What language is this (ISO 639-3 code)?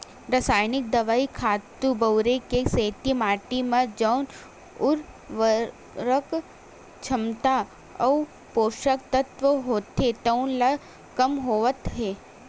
hne